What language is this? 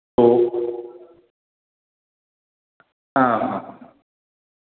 Dogri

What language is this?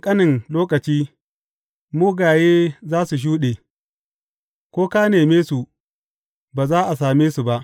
Hausa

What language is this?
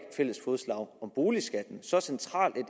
Danish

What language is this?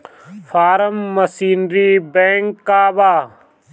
Bhojpuri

